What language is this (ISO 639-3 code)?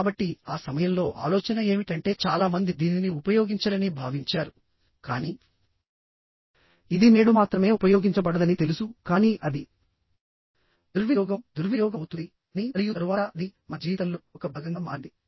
tel